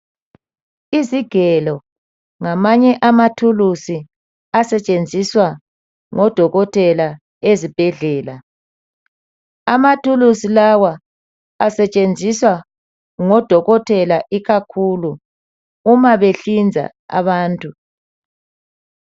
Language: North Ndebele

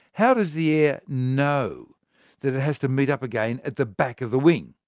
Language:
English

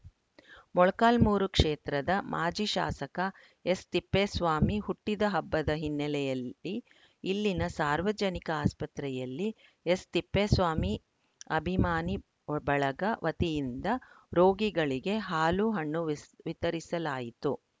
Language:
Kannada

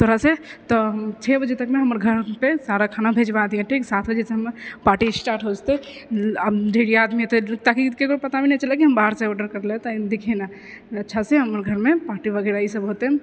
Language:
Maithili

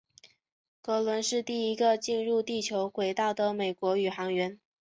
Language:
Chinese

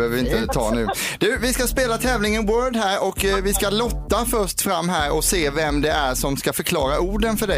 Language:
Swedish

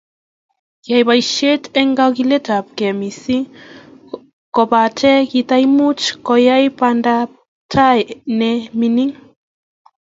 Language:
Kalenjin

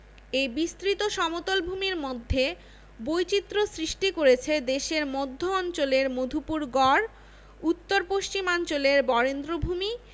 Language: Bangla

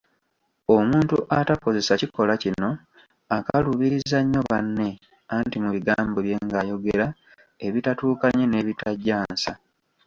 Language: Ganda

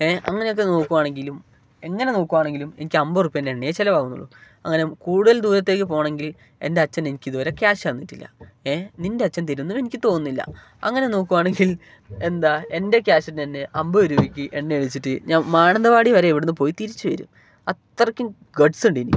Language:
Malayalam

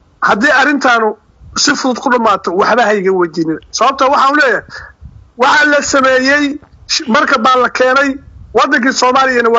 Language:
Arabic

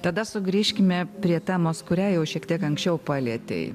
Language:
Lithuanian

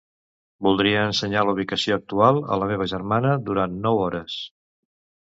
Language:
Catalan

